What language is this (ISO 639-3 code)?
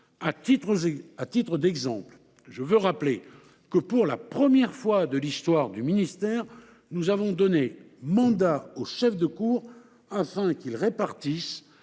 fra